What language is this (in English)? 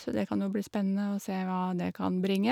Norwegian